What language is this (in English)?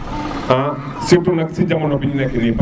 Serer